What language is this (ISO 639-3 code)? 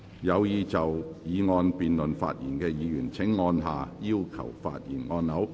yue